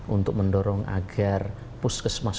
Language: Indonesian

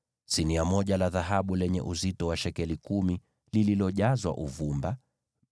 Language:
Swahili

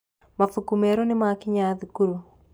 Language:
Kikuyu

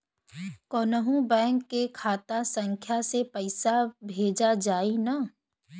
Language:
Bhojpuri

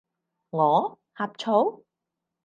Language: Cantonese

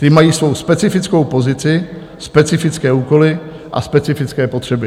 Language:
Czech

